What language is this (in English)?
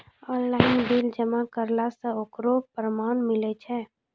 Maithili